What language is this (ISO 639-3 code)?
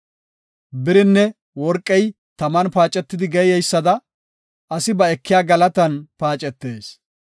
gof